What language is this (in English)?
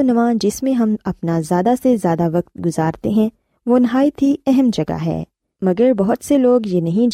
Urdu